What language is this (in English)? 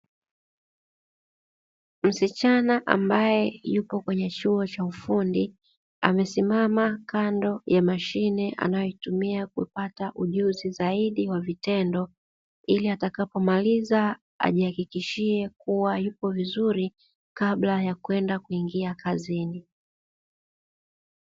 Swahili